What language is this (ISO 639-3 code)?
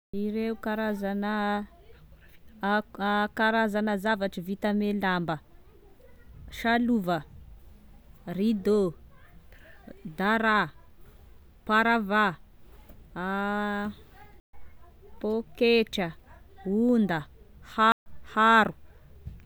tkg